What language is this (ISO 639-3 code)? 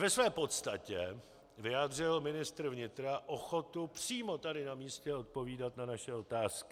ces